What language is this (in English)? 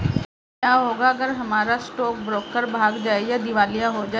Hindi